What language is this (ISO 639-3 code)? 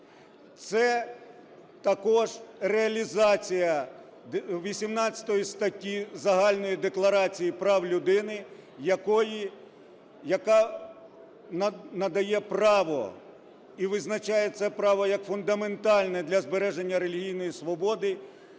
ukr